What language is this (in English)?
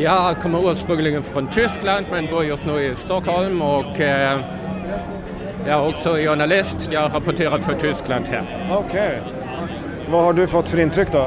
Swedish